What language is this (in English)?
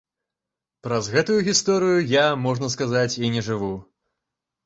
Belarusian